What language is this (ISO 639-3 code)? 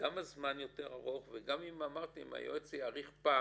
heb